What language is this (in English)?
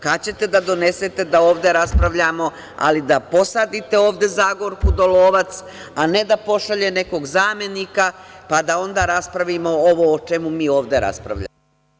Serbian